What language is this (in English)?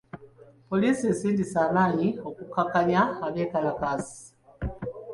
Ganda